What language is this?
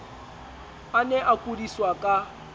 Southern Sotho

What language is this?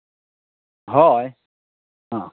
Santali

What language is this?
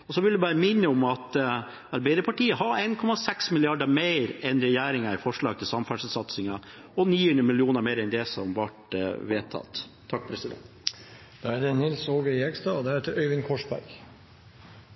Norwegian Bokmål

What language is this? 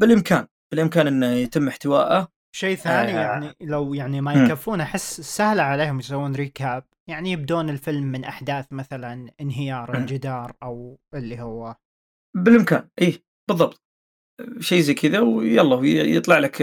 Arabic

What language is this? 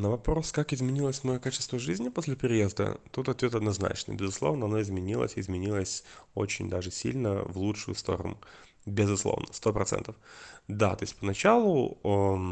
Russian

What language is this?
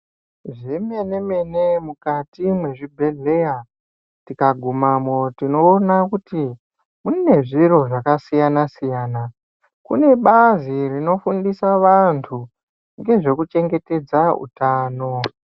Ndau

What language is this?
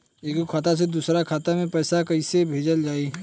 Bhojpuri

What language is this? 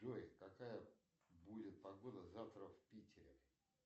Russian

